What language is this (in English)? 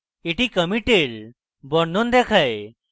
Bangla